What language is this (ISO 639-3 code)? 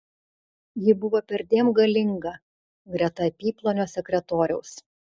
lit